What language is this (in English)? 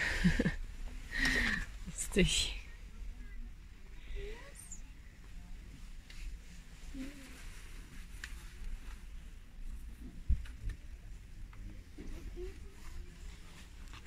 German